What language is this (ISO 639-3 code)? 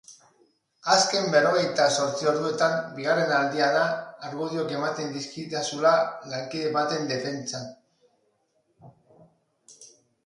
eus